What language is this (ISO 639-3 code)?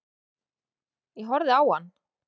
isl